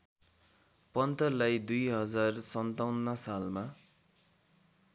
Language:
Nepali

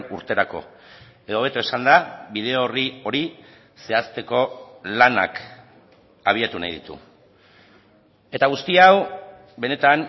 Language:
Basque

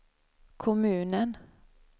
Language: Swedish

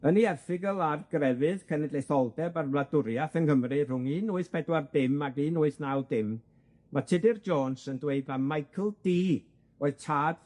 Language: Welsh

